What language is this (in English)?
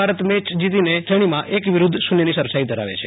Gujarati